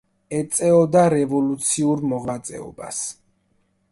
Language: Georgian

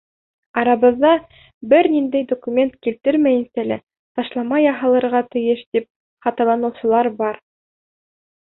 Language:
Bashkir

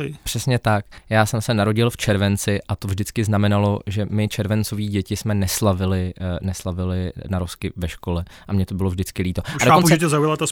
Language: Czech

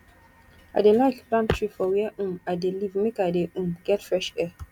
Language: Nigerian Pidgin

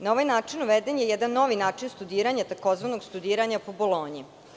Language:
Serbian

